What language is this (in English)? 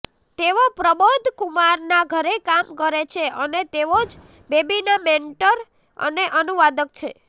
Gujarati